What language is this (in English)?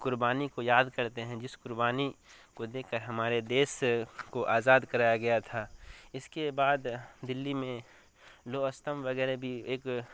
Urdu